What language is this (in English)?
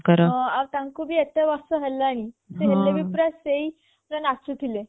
Odia